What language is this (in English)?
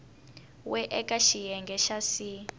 Tsonga